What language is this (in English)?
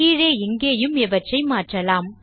Tamil